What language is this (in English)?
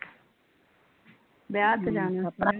Punjabi